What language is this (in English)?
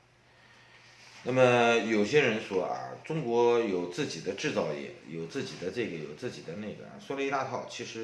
Chinese